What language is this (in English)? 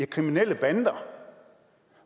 Danish